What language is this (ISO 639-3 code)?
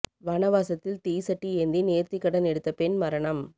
tam